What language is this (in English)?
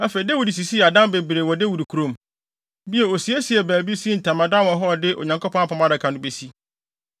Akan